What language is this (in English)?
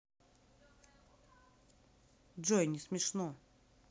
Russian